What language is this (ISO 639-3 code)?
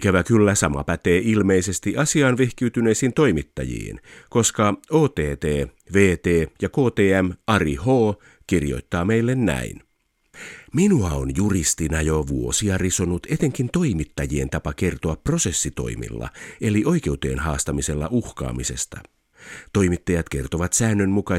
fin